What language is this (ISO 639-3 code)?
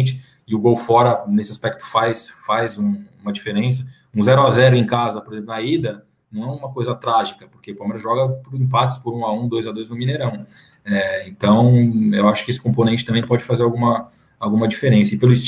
por